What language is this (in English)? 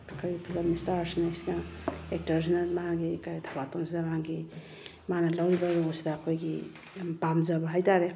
Manipuri